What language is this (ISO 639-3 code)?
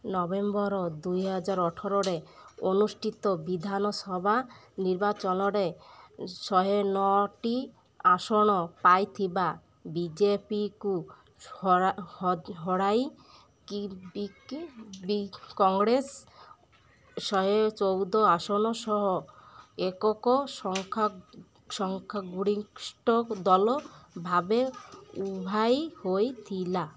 ori